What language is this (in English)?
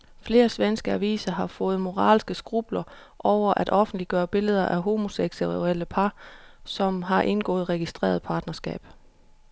Danish